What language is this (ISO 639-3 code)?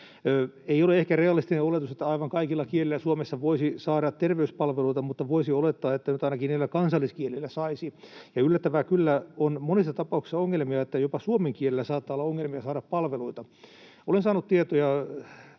fin